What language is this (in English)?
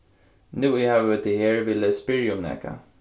Faroese